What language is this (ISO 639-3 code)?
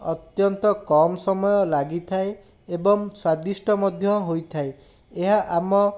ori